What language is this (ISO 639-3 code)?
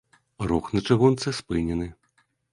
bel